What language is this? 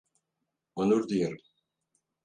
Turkish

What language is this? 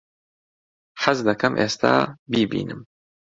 Central Kurdish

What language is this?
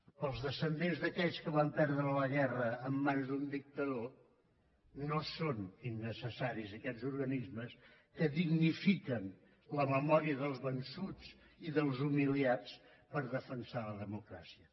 Catalan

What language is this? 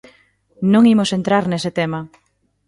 Galician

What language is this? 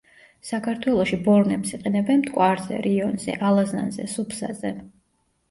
Georgian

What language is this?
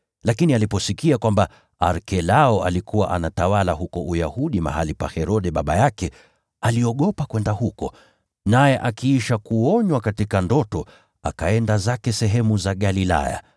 Swahili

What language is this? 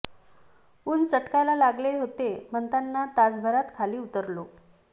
Marathi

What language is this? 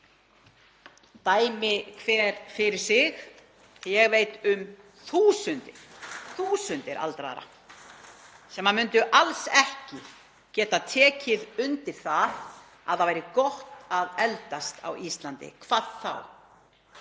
Icelandic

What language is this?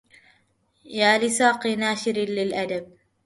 Arabic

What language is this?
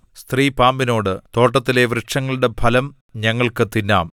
Malayalam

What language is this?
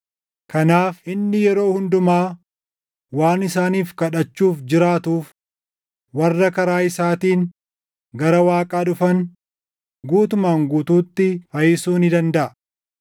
Oromo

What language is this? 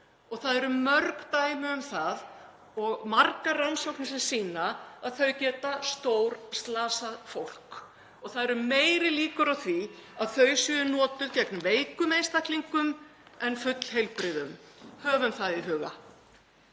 Icelandic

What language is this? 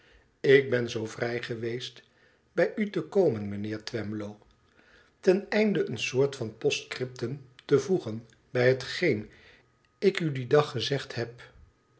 Dutch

